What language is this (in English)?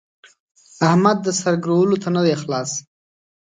Pashto